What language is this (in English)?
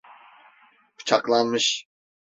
Turkish